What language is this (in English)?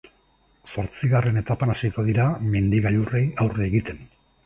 Basque